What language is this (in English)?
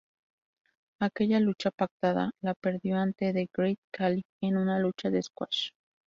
Spanish